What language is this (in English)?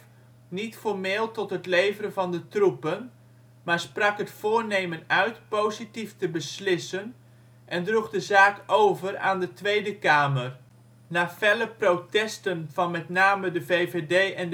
Dutch